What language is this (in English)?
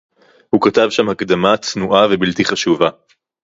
Hebrew